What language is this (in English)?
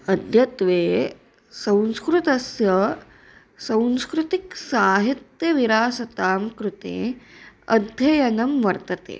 Sanskrit